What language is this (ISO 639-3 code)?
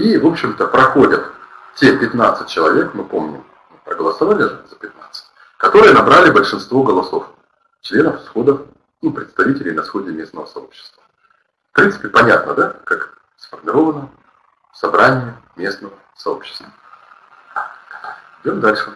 rus